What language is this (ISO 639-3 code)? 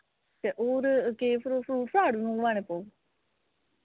doi